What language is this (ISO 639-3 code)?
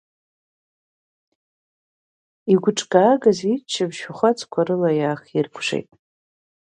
abk